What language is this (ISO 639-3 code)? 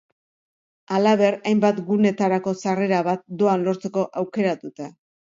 eus